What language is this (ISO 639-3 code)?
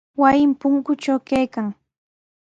qws